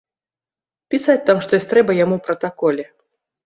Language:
Belarusian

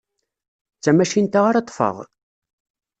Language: Kabyle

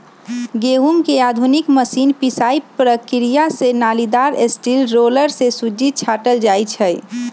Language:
Magahi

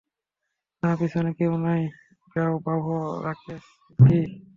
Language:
Bangla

